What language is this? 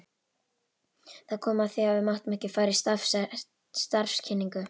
Icelandic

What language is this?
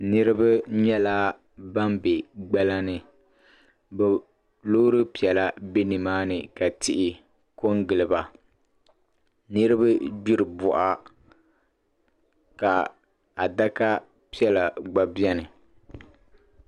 Dagbani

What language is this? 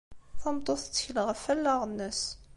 Kabyle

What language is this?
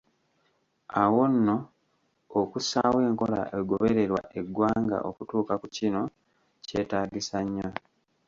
Ganda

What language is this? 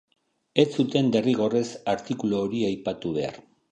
Basque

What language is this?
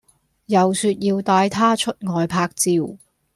Cantonese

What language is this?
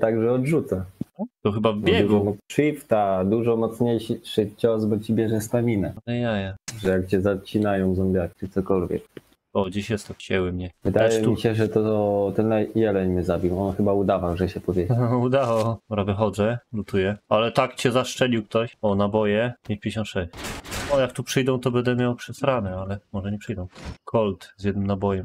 Polish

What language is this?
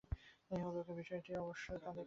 Bangla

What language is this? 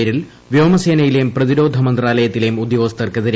Malayalam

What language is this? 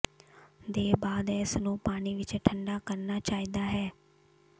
Punjabi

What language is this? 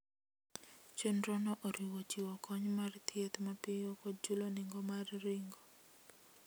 Luo (Kenya and Tanzania)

